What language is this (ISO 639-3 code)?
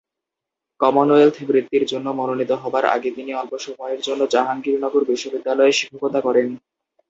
ben